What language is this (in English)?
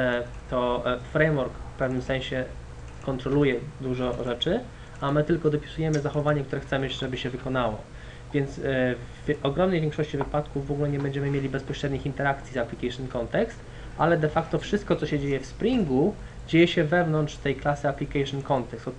Polish